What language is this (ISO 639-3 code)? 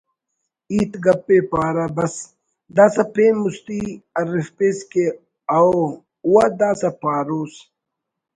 brh